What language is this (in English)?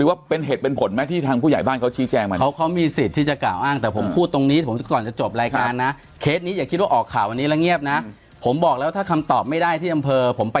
Thai